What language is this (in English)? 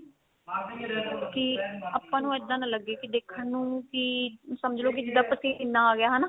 Punjabi